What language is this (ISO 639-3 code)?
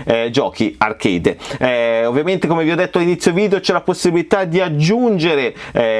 ita